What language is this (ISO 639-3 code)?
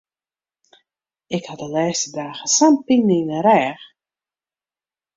fry